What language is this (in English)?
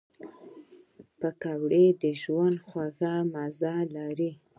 Pashto